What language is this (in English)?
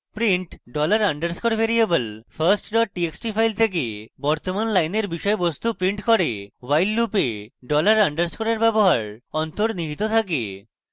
Bangla